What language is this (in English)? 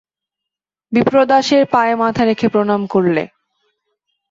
Bangla